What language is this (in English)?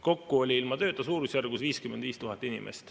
Estonian